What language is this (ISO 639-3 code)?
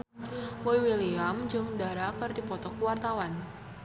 sun